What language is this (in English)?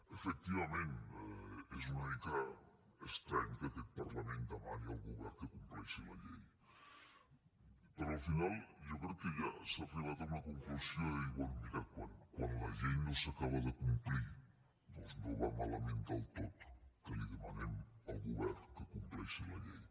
Catalan